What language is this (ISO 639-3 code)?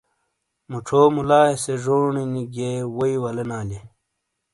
scl